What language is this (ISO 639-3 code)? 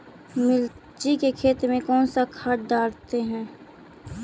mag